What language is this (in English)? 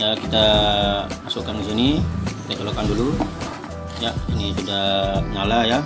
Indonesian